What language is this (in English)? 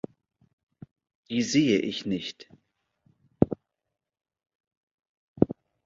German